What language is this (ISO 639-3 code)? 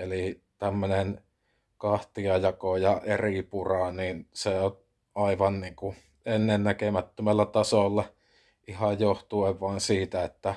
fin